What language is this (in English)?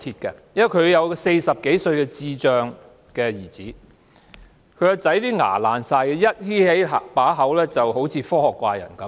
Cantonese